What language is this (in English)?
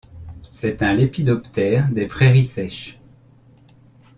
French